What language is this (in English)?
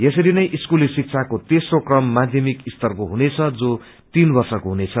Nepali